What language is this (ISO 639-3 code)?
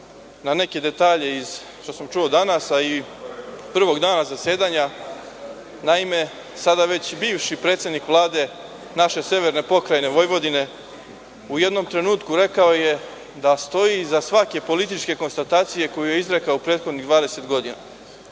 srp